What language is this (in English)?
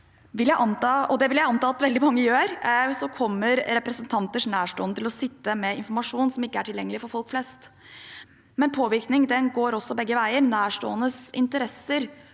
Norwegian